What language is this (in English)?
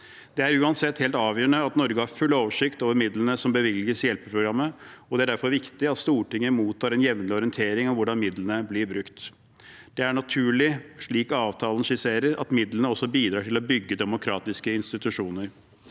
Norwegian